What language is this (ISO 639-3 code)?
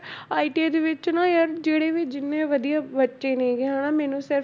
pan